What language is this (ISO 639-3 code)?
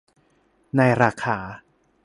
tha